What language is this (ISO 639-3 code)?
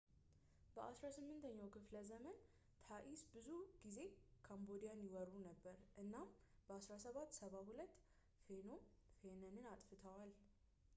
amh